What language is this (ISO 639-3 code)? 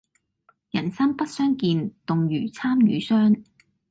yue